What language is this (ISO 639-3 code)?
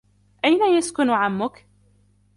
ara